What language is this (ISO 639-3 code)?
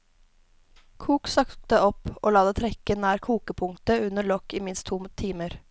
nor